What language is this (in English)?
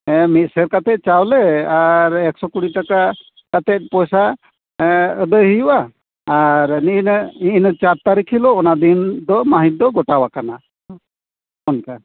Santali